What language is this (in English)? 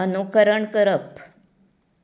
Konkani